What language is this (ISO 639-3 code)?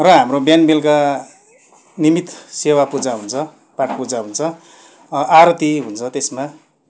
nep